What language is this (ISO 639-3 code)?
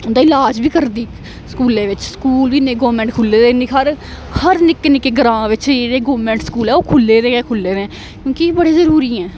doi